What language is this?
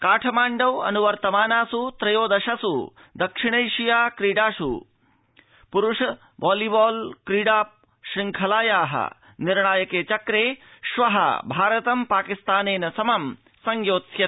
Sanskrit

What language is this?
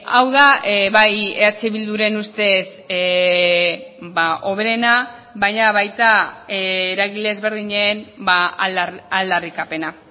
Basque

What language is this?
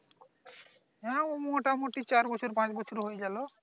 Bangla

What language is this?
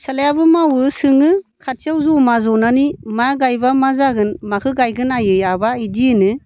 Bodo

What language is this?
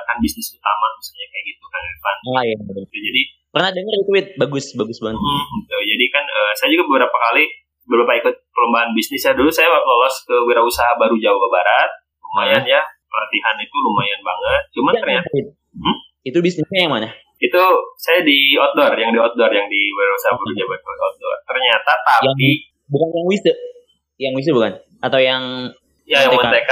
Indonesian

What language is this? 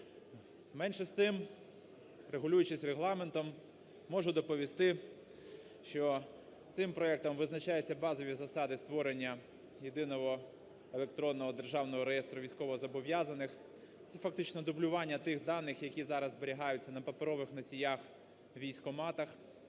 Ukrainian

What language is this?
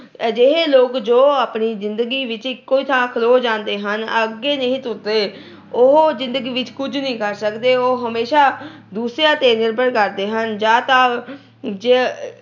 Punjabi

